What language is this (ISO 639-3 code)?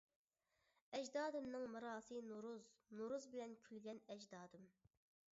uig